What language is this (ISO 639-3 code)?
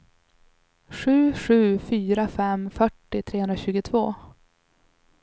swe